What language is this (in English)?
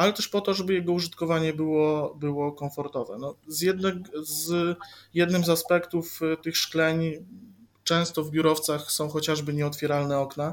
Polish